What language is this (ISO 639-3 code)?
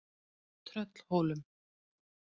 isl